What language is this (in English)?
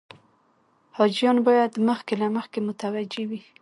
Pashto